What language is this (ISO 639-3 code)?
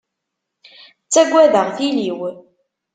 kab